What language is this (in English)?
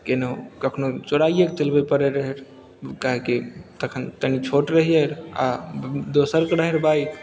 Maithili